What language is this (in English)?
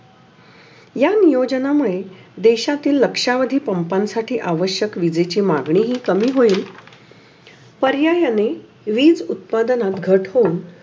Marathi